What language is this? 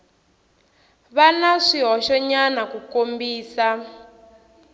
Tsonga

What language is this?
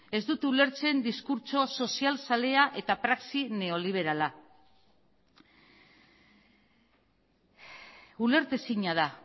Basque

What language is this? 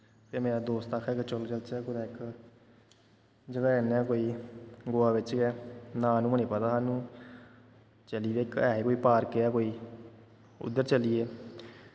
Dogri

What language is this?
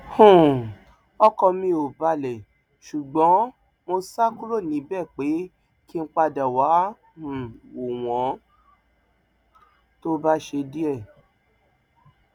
Yoruba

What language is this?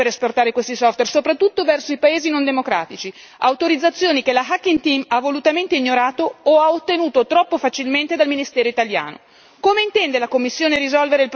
Italian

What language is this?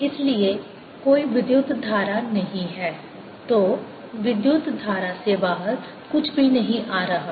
Hindi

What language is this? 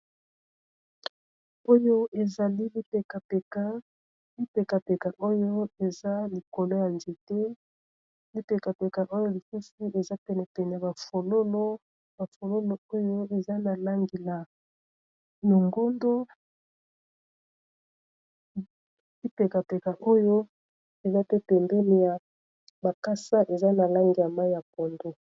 Lingala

